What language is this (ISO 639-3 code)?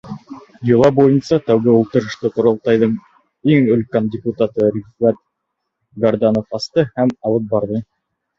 bak